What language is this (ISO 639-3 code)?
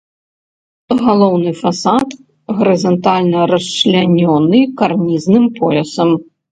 bel